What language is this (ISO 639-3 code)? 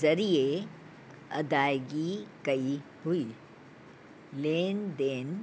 snd